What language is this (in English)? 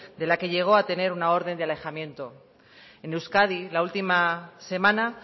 Spanish